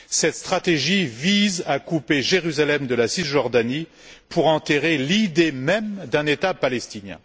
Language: French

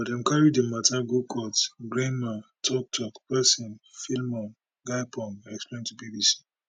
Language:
Nigerian Pidgin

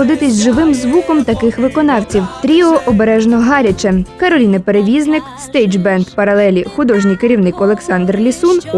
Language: Ukrainian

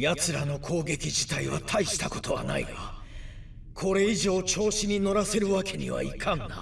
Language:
Japanese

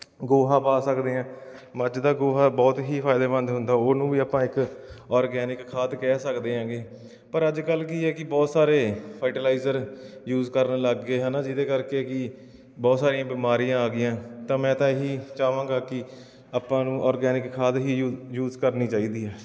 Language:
Punjabi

